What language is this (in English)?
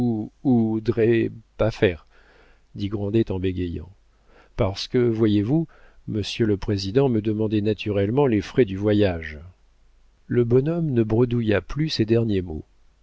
French